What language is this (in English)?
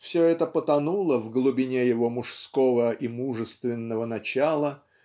Russian